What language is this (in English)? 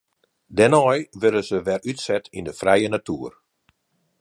Western Frisian